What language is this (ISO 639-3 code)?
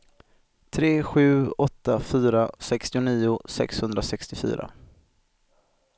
swe